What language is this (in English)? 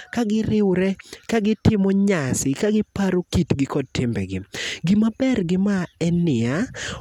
Luo (Kenya and Tanzania)